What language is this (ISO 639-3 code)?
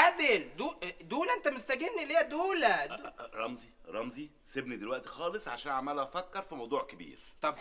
ara